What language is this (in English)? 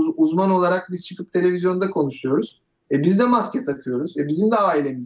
Turkish